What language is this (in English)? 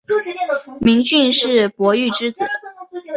Chinese